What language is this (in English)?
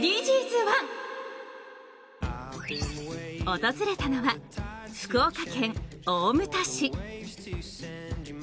Japanese